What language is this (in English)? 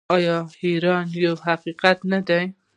Pashto